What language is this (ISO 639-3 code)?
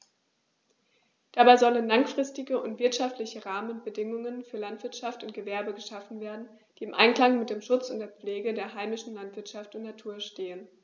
deu